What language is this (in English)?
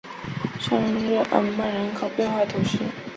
Chinese